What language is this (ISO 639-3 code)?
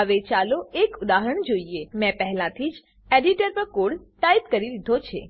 guj